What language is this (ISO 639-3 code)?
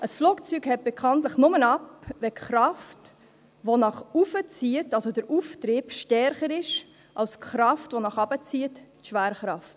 gsw